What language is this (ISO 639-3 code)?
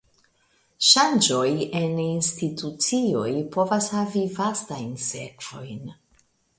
epo